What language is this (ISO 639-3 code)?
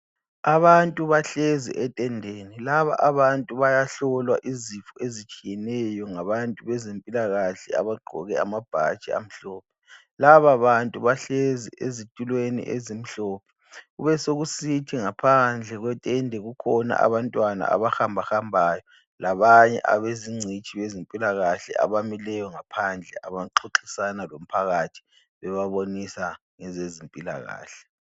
nde